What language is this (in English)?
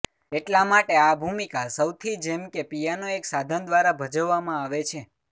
Gujarati